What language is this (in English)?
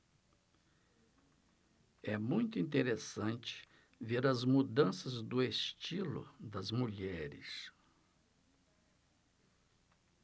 Portuguese